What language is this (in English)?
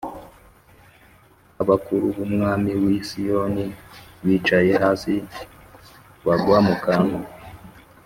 Kinyarwanda